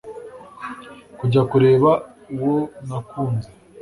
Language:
Kinyarwanda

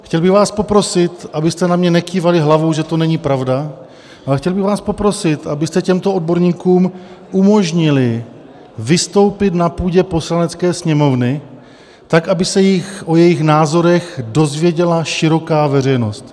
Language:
Czech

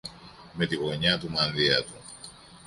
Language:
Greek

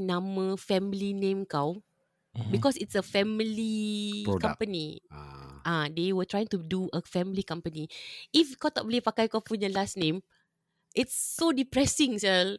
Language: Malay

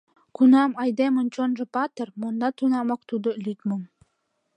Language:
Mari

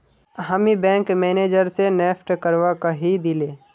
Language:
Magahi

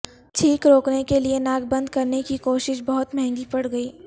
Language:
Urdu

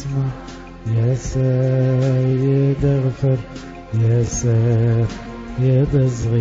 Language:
Arabic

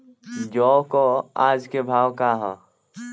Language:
Bhojpuri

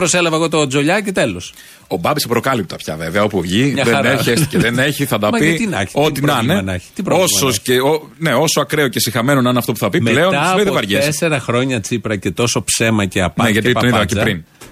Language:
Greek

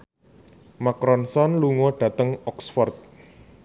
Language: Javanese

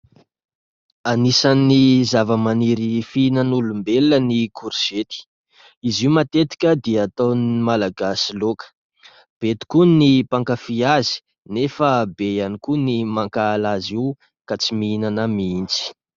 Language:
Malagasy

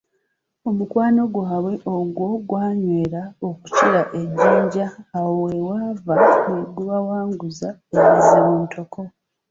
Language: Ganda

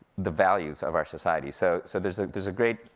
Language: English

